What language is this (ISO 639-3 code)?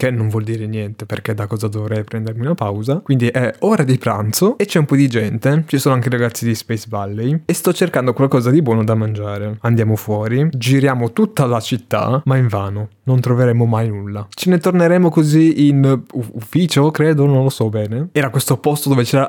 ita